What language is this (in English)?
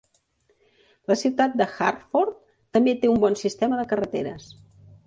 Catalan